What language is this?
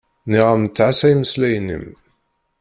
Kabyle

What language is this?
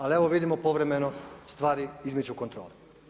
Croatian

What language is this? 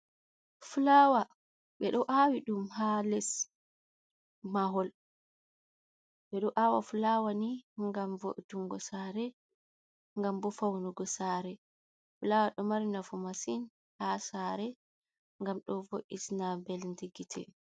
Fula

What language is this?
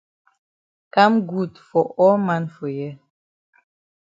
Cameroon Pidgin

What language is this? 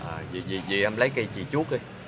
Vietnamese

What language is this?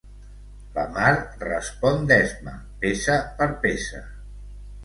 Catalan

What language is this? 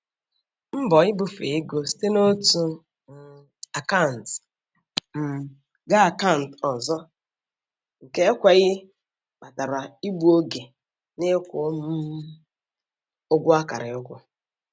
Igbo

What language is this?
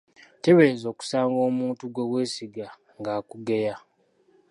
Ganda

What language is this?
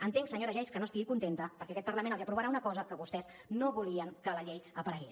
Catalan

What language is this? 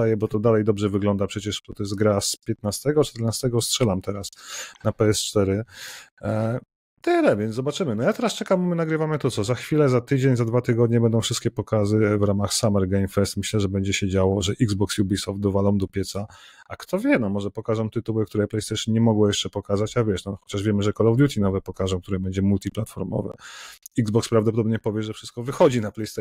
Polish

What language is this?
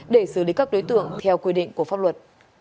Vietnamese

